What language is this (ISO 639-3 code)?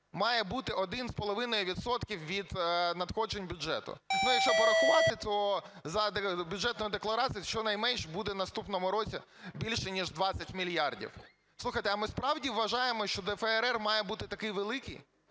ukr